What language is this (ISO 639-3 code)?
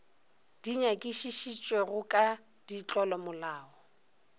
nso